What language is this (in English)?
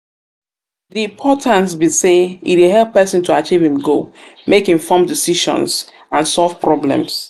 Nigerian Pidgin